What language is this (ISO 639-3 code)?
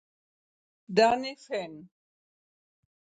ita